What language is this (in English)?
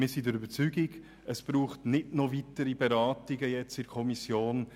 Swiss German